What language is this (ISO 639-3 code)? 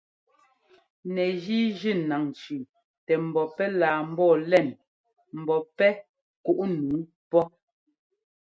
jgo